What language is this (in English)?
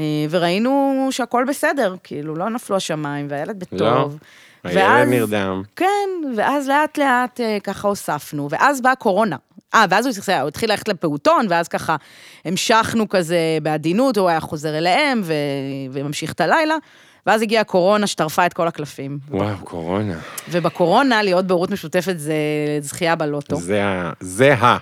Hebrew